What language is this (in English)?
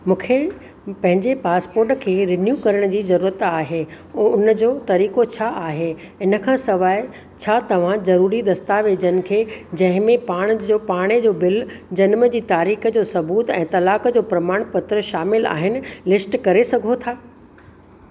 Sindhi